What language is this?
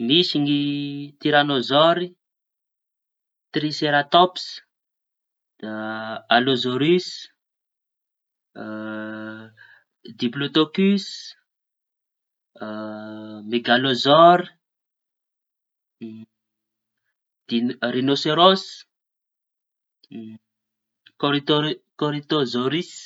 Tanosy Malagasy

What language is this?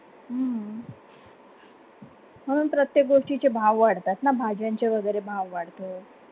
Marathi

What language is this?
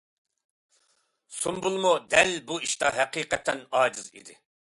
Uyghur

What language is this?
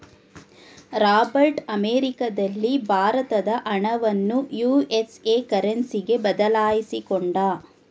Kannada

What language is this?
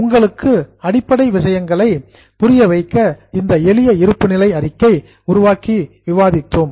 Tamil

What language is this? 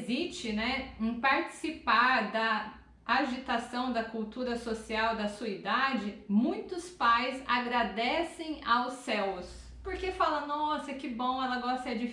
Portuguese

